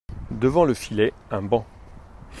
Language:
French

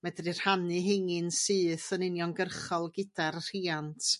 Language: Welsh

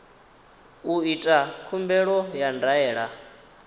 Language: Venda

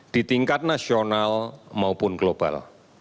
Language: Indonesian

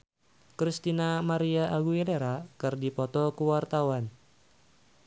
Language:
Sundanese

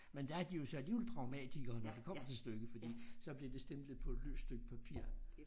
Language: Danish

